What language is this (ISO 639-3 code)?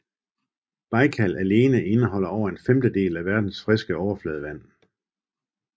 dan